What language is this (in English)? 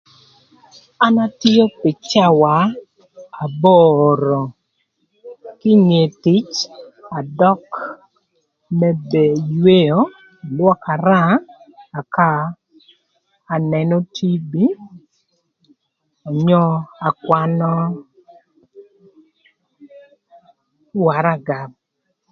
Thur